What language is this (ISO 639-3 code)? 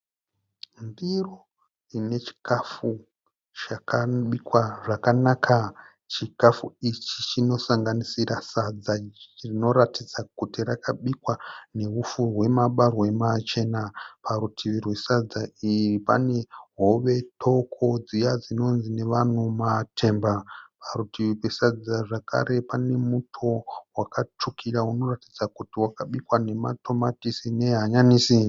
sna